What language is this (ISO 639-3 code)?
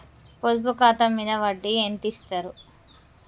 tel